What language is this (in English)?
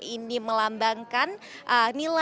Indonesian